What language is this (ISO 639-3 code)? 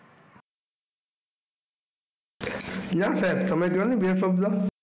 guj